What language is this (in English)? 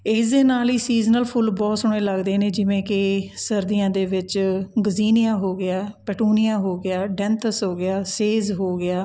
Punjabi